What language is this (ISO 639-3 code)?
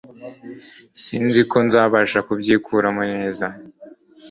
kin